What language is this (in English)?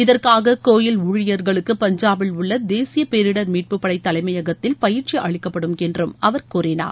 Tamil